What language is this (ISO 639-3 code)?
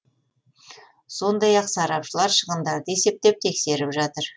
kaz